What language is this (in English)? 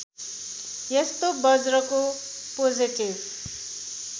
Nepali